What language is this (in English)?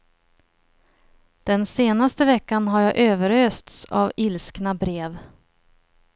Swedish